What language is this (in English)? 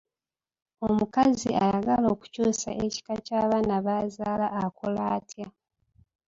Ganda